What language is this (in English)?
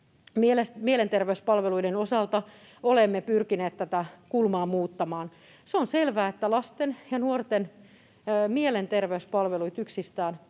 Finnish